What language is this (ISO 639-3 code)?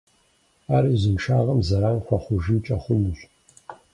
kbd